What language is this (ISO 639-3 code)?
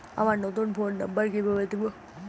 ben